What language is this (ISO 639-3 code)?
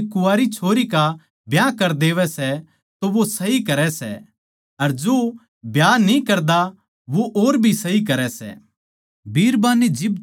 bgc